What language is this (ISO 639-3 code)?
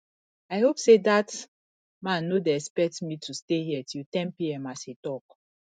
pcm